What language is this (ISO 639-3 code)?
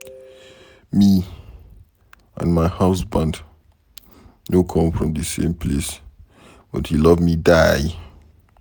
pcm